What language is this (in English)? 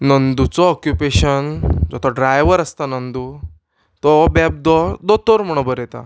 Konkani